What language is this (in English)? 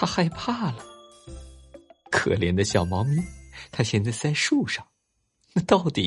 Chinese